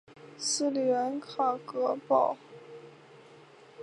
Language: Chinese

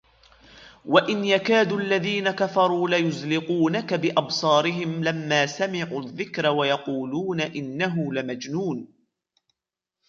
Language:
Arabic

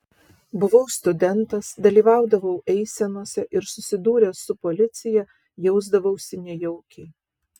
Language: Lithuanian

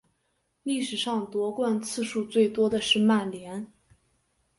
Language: Chinese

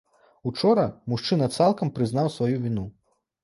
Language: Belarusian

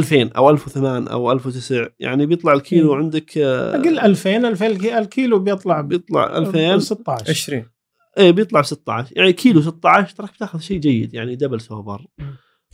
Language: Arabic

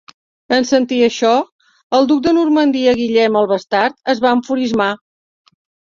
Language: Catalan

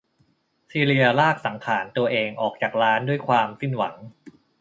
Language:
Thai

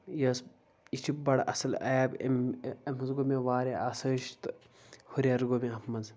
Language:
Kashmiri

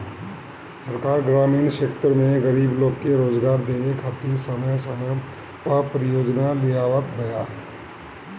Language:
Bhojpuri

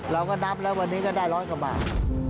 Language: Thai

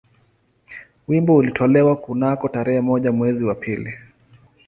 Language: Swahili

